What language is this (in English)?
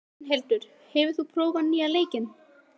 Icelandic